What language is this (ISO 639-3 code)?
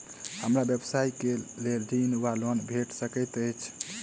mai